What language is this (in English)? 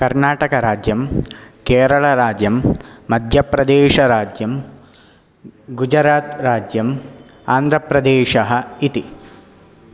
Sanskrit